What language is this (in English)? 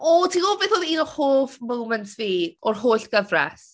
Welsh